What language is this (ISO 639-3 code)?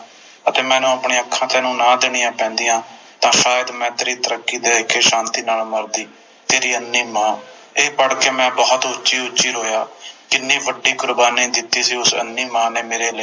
pan